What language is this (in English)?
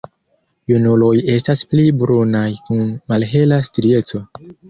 Esperanto